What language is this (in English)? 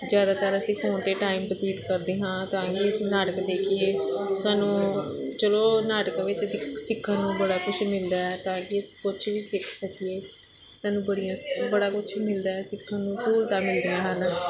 Punjabi